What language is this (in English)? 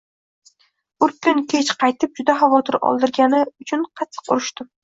Uzbek